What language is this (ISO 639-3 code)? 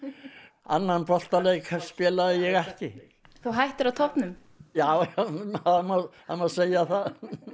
isl